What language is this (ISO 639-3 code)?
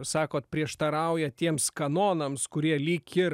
lit